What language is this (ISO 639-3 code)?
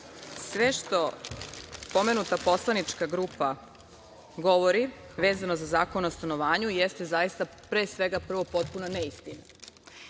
srp